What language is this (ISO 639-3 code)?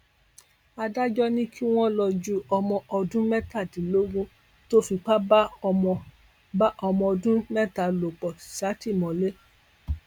yor